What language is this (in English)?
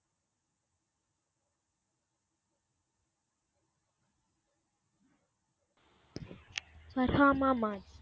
Tamil